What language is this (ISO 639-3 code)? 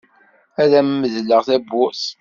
kab